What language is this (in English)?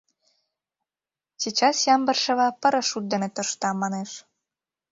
Mari